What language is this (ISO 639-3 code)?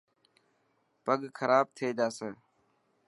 mki